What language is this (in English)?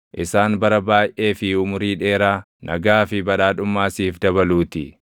Oromo